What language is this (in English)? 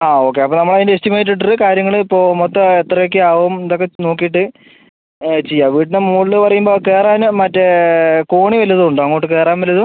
Malayalam